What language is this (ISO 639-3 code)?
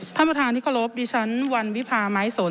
tha